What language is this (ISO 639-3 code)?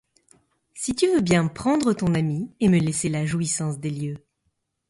fra